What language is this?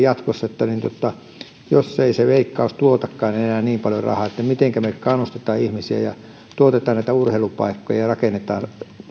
Finnish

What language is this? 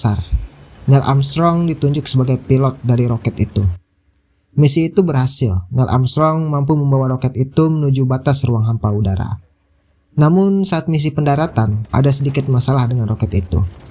Indonesian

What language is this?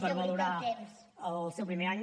Catalan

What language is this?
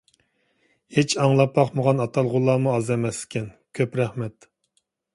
Uyghur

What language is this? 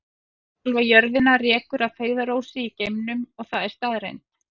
Icelandic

